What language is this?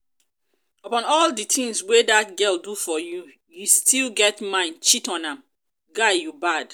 Nigerian Pidgin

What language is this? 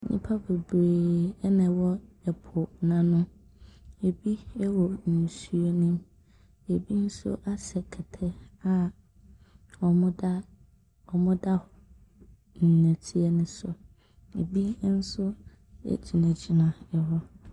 Akan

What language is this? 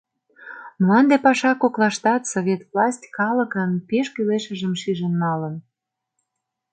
Mari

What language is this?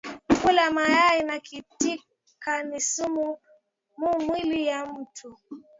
Swahili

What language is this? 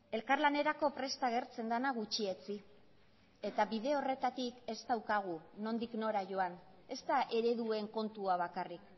Basque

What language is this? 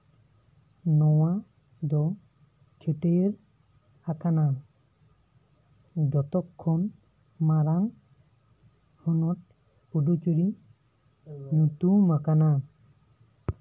Santali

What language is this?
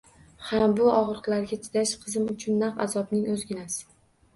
Uzbek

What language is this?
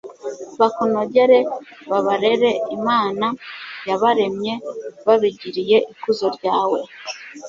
Kinyarwanda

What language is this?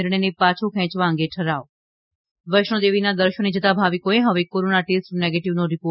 Gujarati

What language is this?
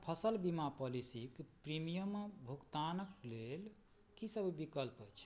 Maithili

